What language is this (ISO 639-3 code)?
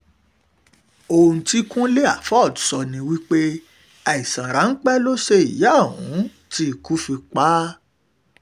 yor